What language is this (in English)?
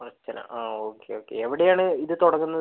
Malayalam